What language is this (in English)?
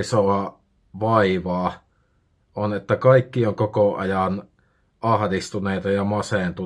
Finnish